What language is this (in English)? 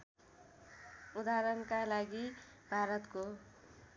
Nepali